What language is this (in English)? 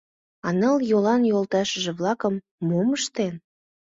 Mari